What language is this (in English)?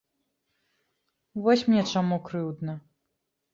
Belarusian